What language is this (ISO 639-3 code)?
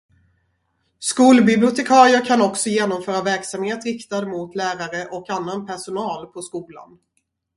swe